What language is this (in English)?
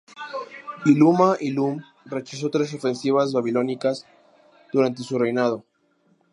Spanish